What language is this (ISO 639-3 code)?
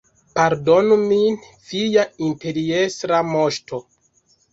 epo